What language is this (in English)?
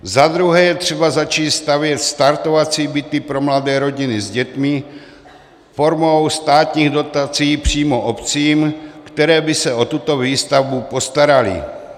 Czech